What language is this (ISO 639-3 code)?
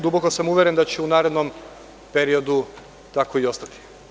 srp